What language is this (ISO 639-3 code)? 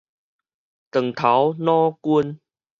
nan